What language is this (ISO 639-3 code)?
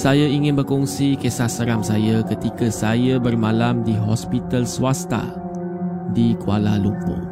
msa